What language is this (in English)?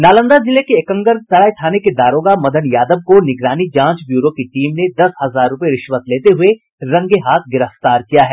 Hindi